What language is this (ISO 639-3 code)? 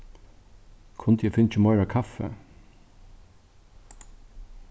fao